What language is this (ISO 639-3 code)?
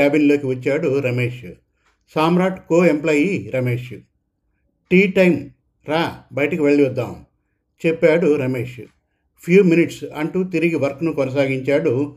tel